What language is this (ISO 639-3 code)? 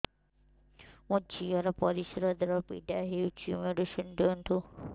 ori